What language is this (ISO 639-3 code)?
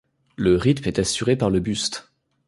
fra